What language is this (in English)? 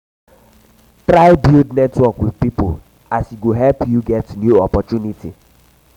Nigerian Pidgin